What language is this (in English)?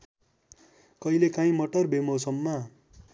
Nepali